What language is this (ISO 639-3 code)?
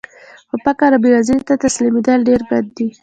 pus